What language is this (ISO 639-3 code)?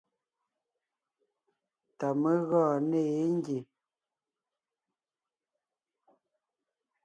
nnh